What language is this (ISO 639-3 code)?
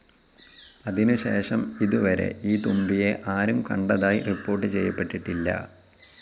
mal